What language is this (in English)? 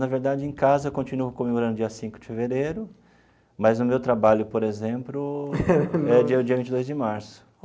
Portuguese